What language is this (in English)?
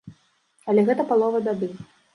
Belarusian